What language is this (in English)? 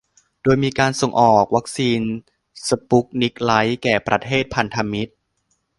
Thai